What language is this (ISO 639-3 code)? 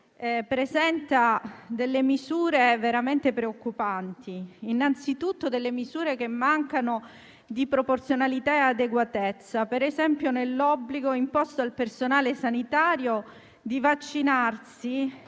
ita